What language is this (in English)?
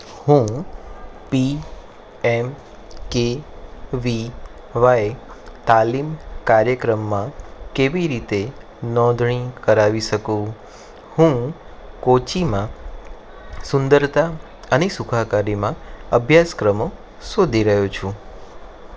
Gujarati